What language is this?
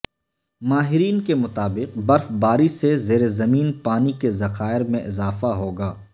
Urdu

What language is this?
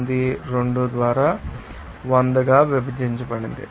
Telugu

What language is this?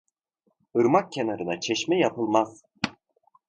Turkish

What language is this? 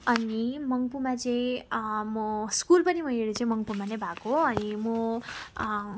Nepali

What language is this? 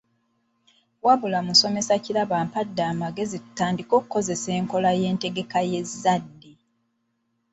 Ganda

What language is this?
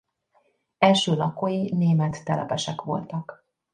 Hungarian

